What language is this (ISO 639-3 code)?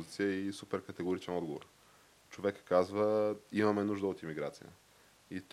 bul